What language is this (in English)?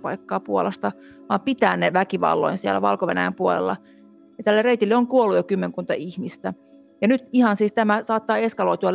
Finnish